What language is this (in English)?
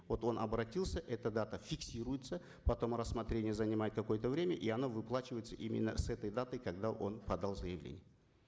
Kazakh